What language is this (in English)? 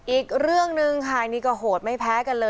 Thai